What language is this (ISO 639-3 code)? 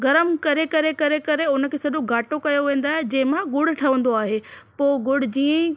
snd